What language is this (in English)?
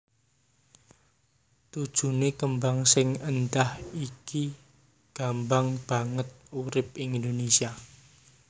Javanese